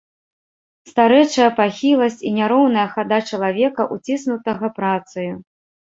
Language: Belarusian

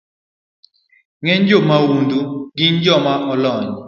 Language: Luo (Kenya and Tanzania)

